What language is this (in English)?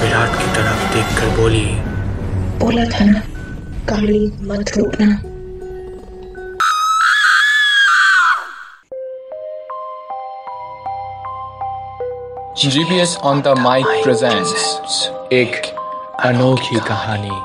Hindi